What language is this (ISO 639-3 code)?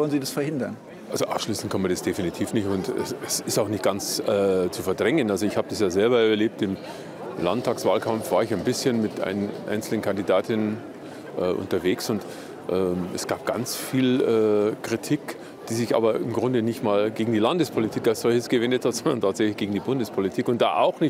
deu